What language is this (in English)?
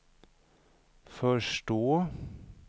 Swedish